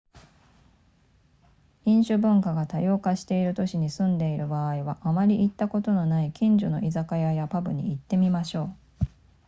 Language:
Japanese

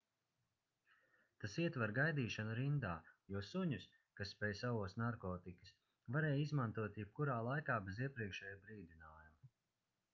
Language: Latvian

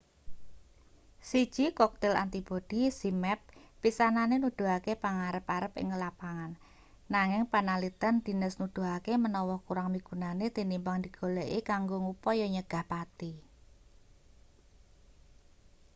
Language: Javanese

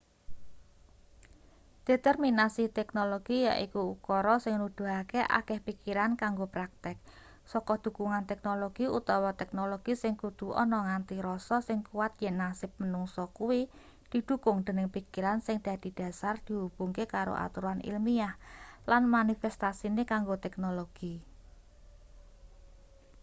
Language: Javanese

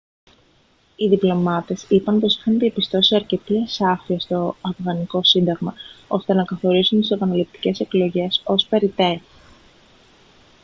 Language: Greek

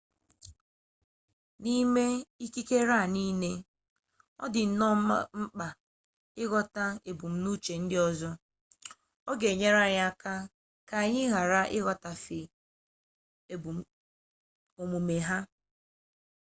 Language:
Igbo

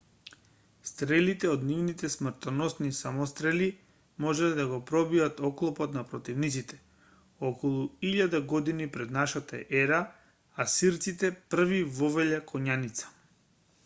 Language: Macedonian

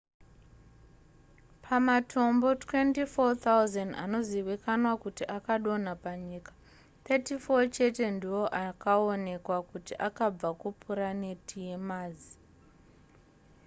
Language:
Shona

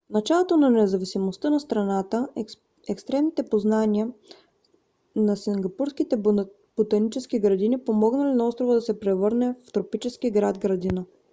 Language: Bulgarian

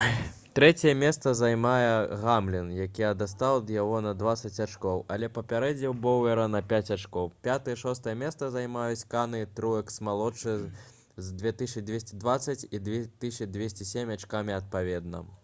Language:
Belarusian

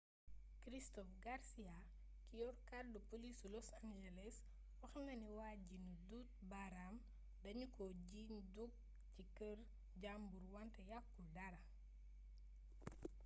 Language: Wolof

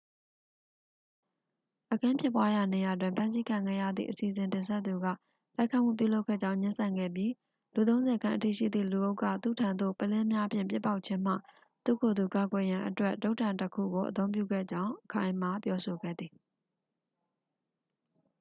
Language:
Burmese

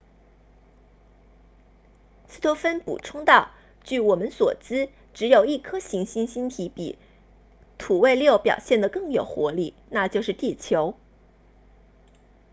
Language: Chinese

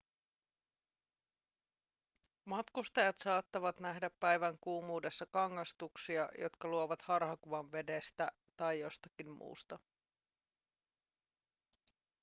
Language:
Finnish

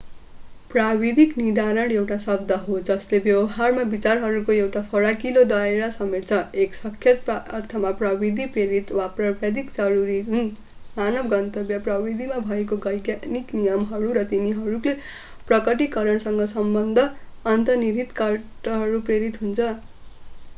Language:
Nepali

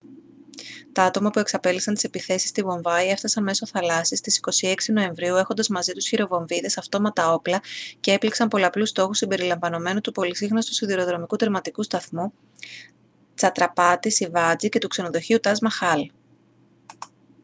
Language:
Greek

